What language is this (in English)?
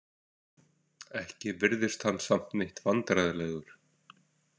Icelandic